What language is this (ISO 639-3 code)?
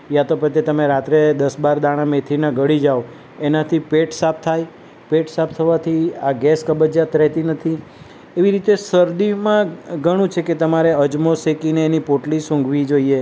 guj